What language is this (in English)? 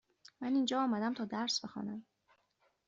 Persian